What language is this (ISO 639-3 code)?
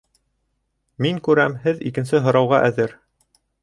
bak